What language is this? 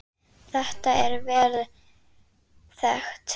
Icelandic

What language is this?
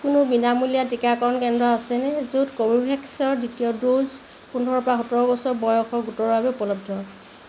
Assamese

